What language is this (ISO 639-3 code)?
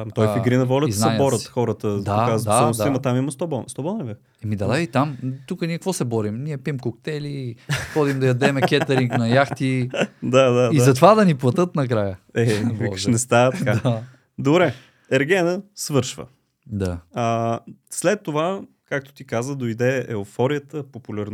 bul